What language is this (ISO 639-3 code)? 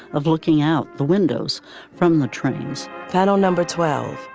eng